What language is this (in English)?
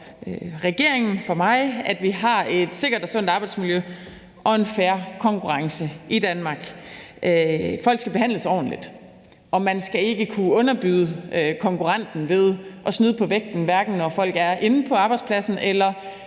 Danish